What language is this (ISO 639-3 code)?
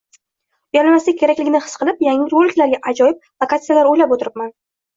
uzb